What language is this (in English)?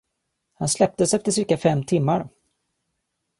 Swedish